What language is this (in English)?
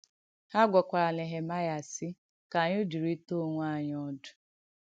Igbo